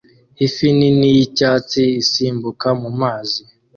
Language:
Kinyarwanda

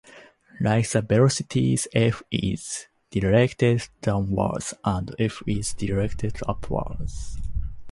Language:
English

